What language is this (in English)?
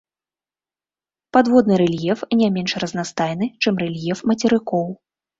Belarusian